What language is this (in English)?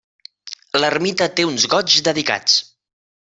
Catalan